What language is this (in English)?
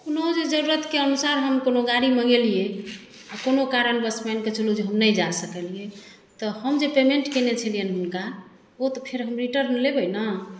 Maithili